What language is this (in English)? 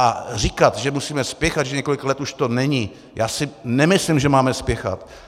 Czech